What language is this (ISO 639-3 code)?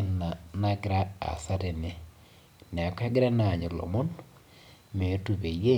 mas